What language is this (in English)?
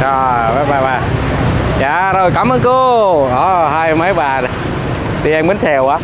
Vietnamese